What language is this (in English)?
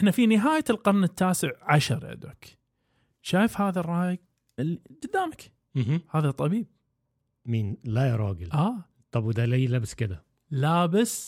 Arabic